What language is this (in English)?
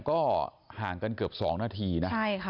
Thai